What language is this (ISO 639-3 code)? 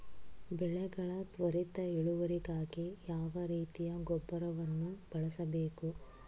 kan